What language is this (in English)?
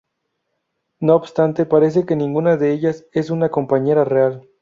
Spanish